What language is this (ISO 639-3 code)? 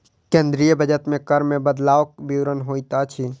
mai